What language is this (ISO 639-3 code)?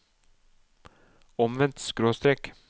nor